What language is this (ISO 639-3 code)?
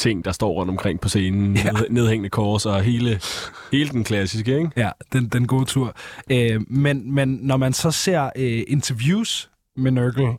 dan